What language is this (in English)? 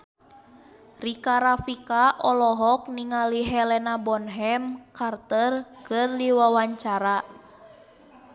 Sundanese